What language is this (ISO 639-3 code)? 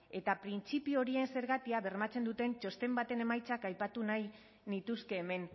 eus